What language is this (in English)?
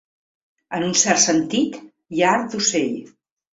Catalan